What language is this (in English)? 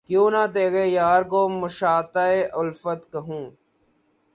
Urdu